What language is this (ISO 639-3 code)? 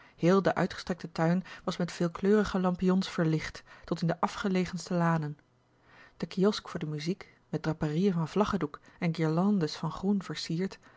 nld